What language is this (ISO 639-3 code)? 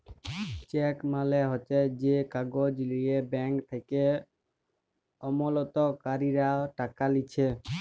ben